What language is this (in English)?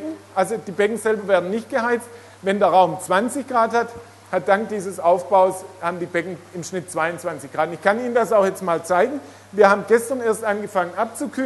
German